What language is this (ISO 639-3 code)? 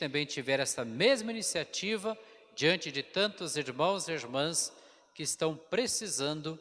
por